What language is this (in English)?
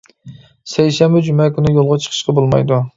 Uyghur